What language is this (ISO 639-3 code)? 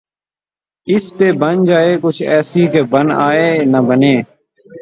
urd